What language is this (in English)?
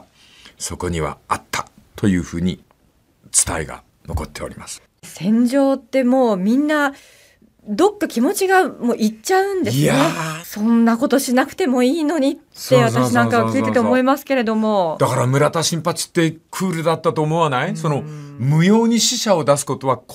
Japanese